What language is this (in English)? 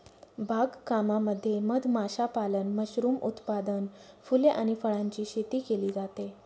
Marathi